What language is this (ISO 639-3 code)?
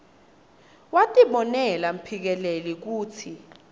ssw